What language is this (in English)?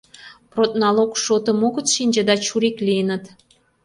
Mari